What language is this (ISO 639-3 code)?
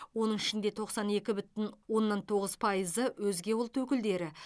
kaz